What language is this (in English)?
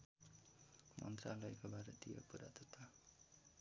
Nepali